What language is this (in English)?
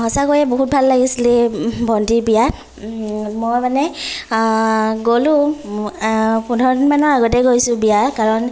Assamese